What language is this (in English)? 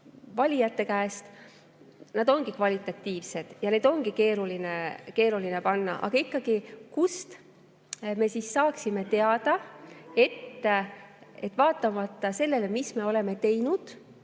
Estonian